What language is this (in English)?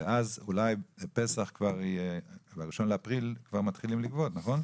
Hebrew